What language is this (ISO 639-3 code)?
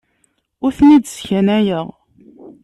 kab